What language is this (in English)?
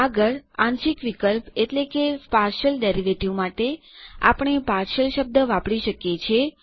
Gujarati